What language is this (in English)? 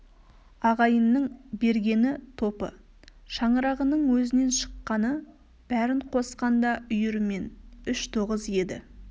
Kazakh